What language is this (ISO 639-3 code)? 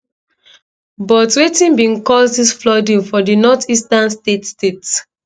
pcm